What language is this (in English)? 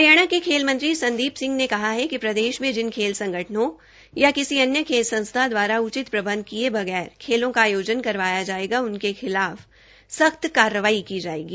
Hindi